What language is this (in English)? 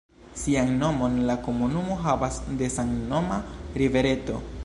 Esperanto